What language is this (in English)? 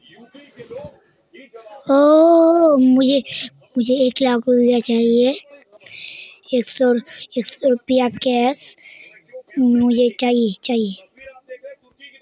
Magahi